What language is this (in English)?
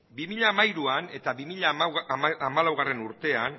Basque